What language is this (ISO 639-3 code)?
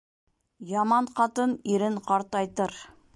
bak